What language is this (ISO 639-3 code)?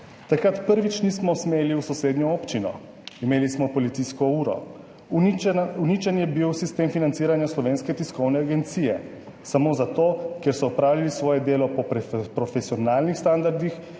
slv